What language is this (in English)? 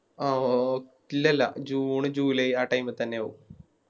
Malayalam